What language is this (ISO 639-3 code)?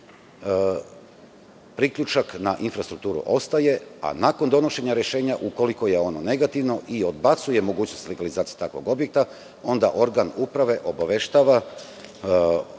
srp